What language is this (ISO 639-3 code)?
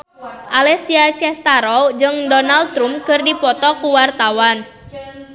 sun